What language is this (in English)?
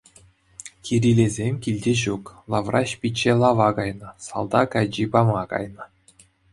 Chuvash